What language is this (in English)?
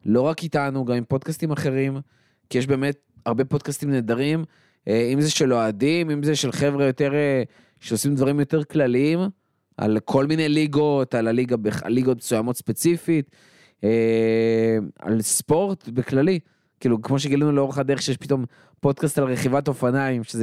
Hebrew